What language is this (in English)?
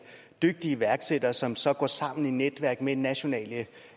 Danish